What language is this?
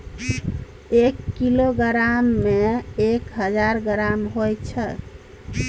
Maithili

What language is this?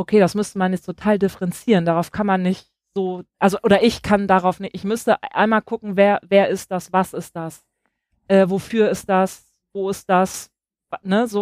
German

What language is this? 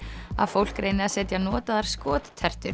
Icelandic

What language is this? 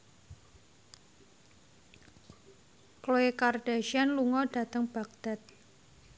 Javanese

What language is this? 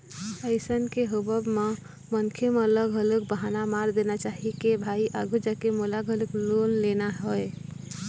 Chhattisgarhi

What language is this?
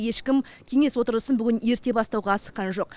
Kazakh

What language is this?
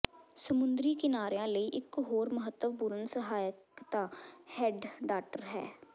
Punjabi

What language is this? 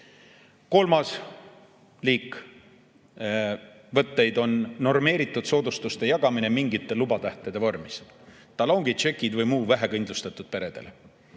Estonian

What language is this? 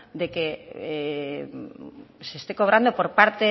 Spanish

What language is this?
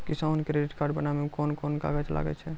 Maithili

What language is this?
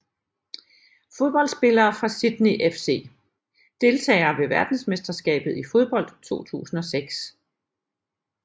Danish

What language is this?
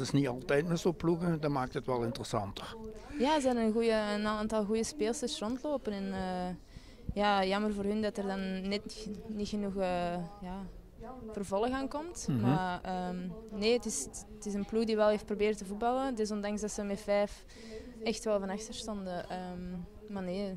Dutch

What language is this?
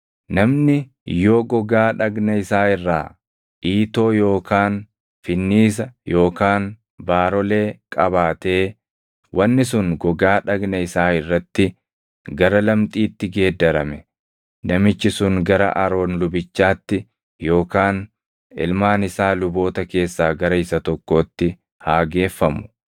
Oromo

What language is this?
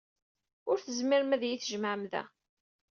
Kabyle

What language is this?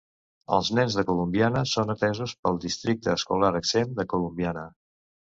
Catalan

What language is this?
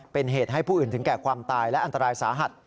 Thai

